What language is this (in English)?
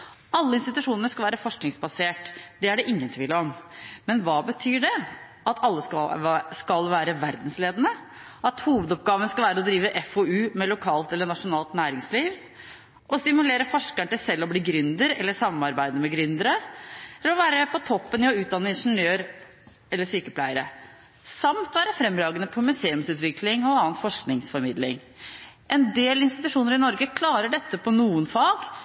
Norwegian Bokmål